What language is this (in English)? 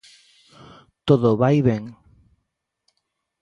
Galician